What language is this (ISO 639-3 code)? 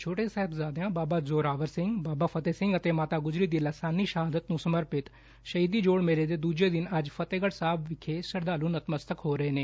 pan